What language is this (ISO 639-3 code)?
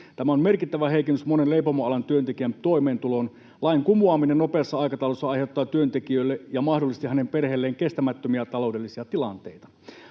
fin